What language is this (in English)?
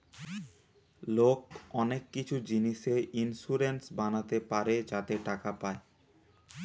Bangla